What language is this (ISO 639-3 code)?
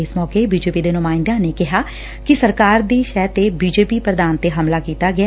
pan